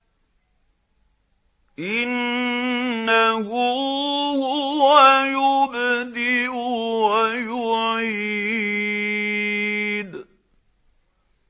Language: Arabic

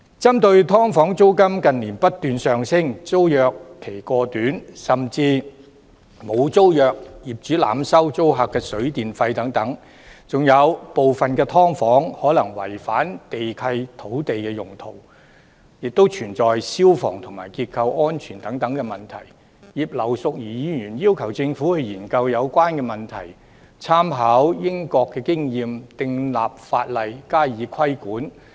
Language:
Cantonese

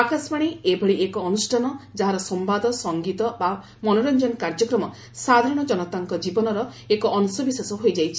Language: Odia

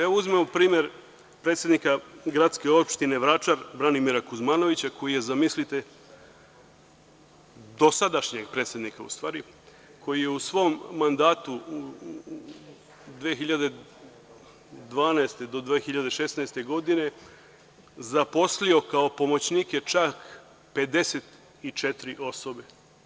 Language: Serbian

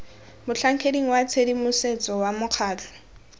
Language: Tswana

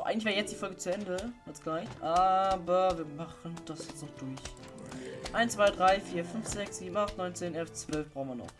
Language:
German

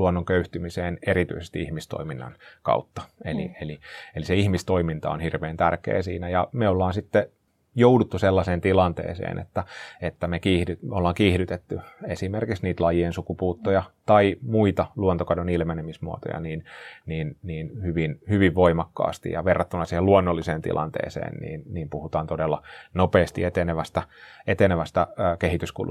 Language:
Finnish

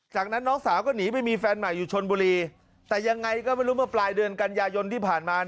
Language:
Thai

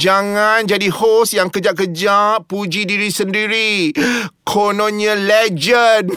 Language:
Malay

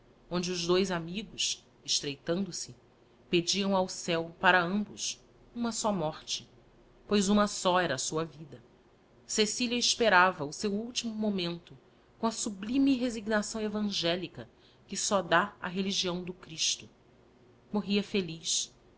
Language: Portuguese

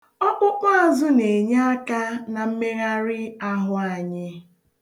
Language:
Igbo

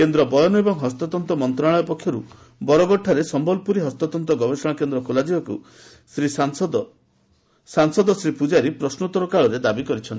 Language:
Odia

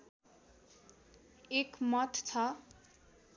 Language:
Nepali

